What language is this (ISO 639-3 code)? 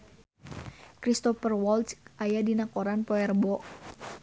sun